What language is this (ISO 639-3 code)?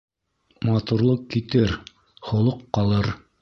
bak